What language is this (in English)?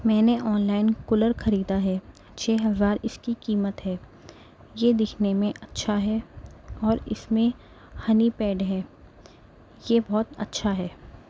Urdu